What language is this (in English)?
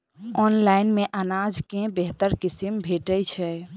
Maithili